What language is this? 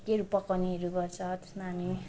Nepali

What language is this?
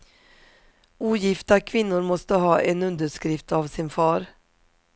Swedish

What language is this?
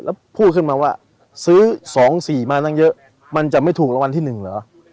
Thai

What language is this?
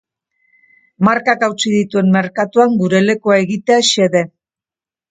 Basque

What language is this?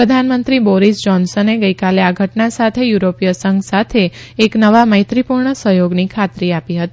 Gujarati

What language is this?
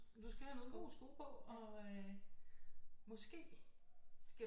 Danish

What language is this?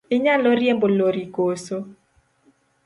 Luo (Kenya and Tanzania)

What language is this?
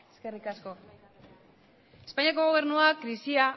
Basque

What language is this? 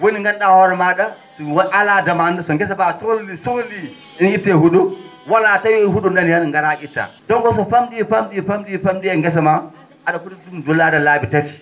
Fula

